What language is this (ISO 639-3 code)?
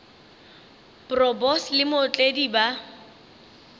nso